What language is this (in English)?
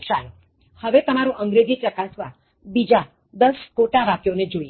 Gujarati